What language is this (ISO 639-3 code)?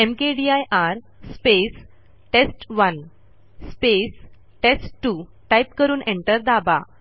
mar